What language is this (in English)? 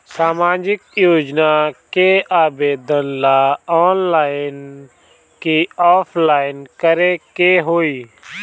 Bhojpuri